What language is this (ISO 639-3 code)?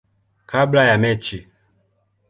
swa